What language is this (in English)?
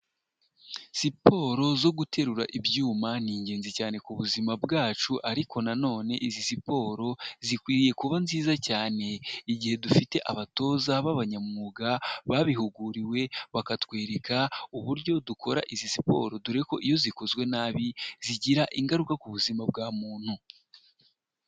Kinyarwanda